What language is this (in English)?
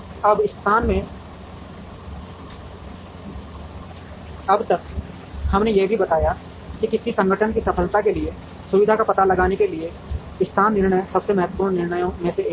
Hindi